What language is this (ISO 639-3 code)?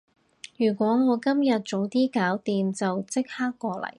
yue